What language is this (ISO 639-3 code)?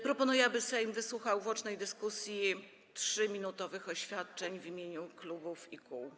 pol